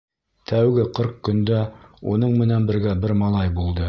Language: Bashkir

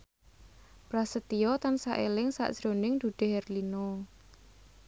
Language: Javanese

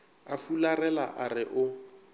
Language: Northern Sotho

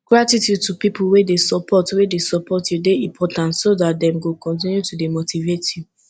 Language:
Nigerian Pidgin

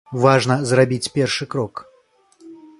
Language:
Belarusian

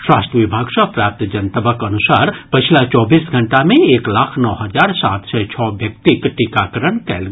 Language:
Maithili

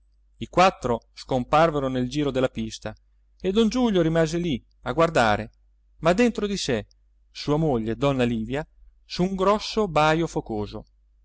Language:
Italian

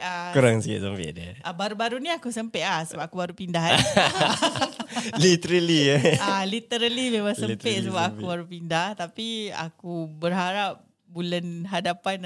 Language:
Malay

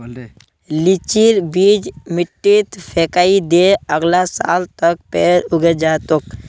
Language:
Magahi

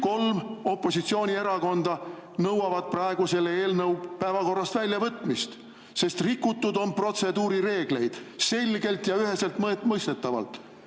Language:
Estonian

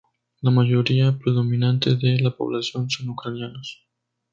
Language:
Spanish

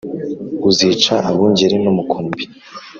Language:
Kinyarwanda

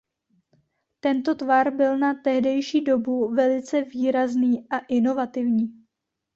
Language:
Czech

